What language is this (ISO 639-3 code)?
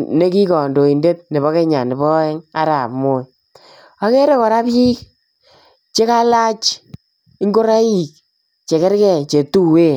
kln